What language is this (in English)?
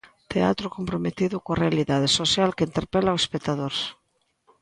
Galician